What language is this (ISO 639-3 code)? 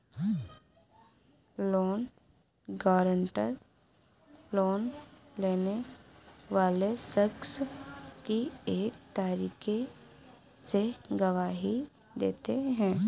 hin